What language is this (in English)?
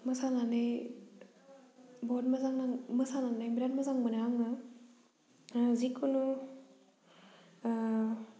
Bodo